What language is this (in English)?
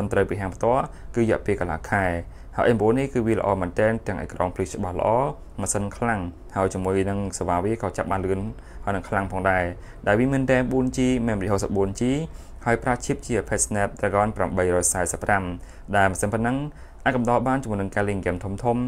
Thai